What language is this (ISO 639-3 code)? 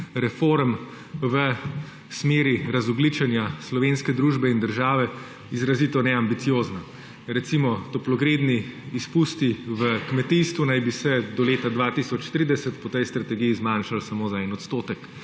slv